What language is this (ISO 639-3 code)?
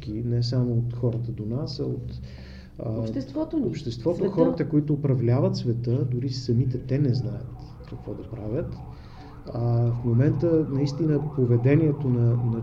bul